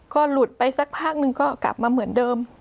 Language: Thai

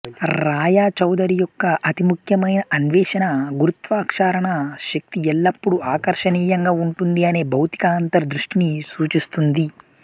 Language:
Telugu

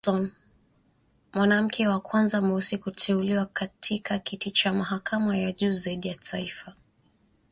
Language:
Swahili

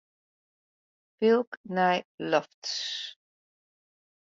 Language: Western Frisian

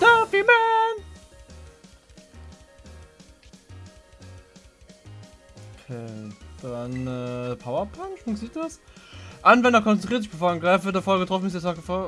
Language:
German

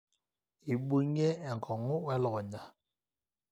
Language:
Masai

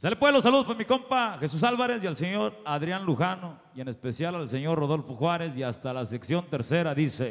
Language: Spanish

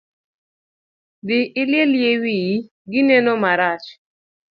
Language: Luo (Kenya and Tanzania)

